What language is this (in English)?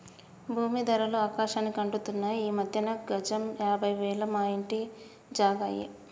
Telugu